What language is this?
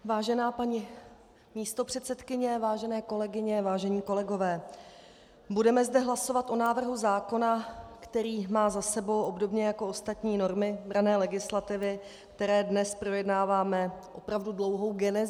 Czech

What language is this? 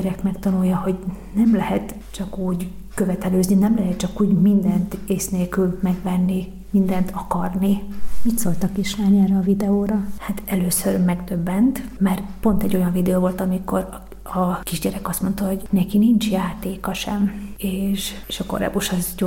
Hungarian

